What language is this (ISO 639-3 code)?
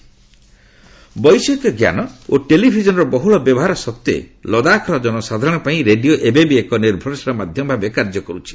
ori